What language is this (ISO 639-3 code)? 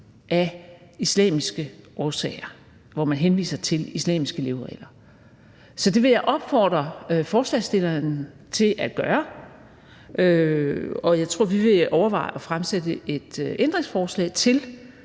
dan